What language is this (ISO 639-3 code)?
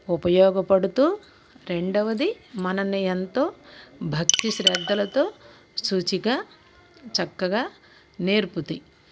tel